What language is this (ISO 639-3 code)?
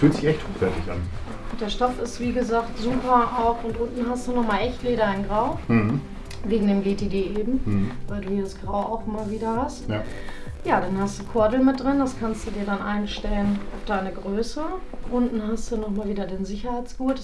deu